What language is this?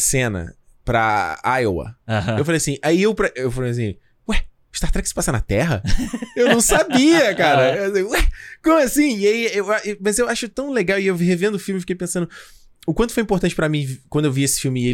Portuguese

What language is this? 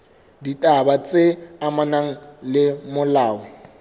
Southern Sotho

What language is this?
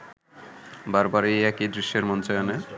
Bangla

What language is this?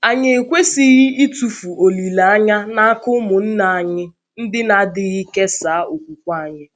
Igbo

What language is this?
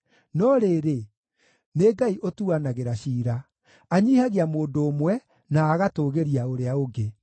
Kikuyu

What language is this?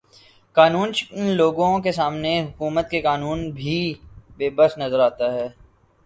Urdu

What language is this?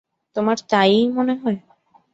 Bangla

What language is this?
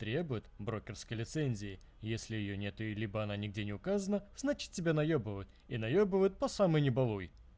Russian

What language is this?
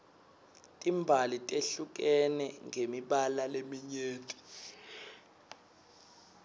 Swati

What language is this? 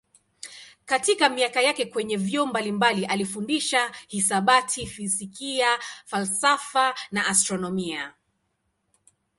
Swahili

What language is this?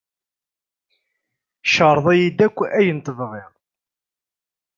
Kabyle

